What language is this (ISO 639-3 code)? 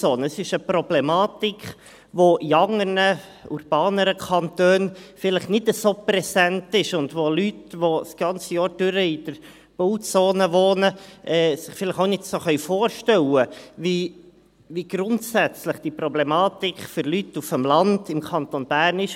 gsw